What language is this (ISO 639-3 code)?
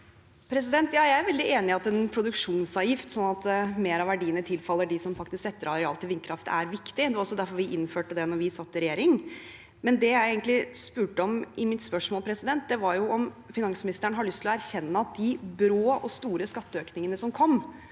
nor